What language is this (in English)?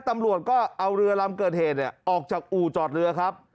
Thai